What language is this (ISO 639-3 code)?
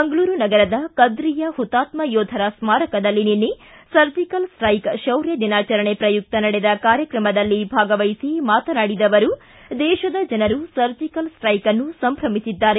kan